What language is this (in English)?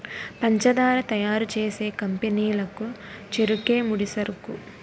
Telugu